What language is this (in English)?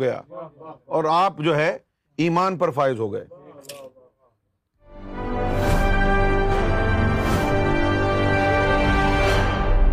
Urdu